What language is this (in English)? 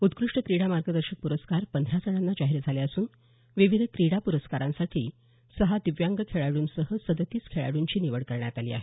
Marathi